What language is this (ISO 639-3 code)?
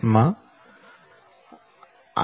guj